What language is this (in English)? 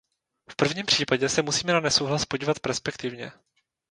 Czech